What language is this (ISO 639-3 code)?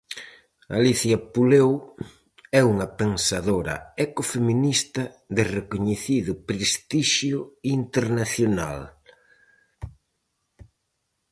glg